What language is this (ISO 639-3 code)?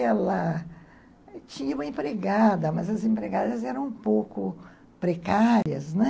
por